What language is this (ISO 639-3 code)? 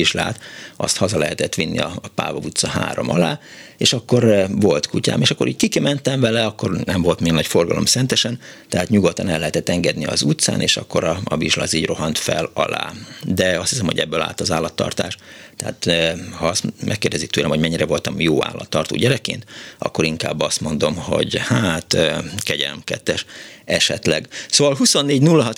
hun